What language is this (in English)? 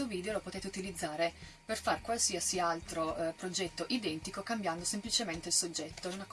Italian